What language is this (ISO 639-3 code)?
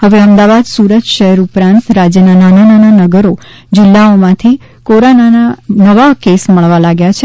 guj